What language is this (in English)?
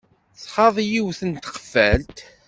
Kabyle